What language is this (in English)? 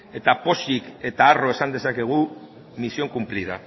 Basque